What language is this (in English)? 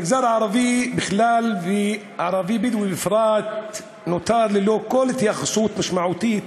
Hebrew